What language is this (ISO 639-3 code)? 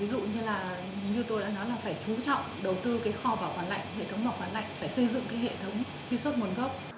vie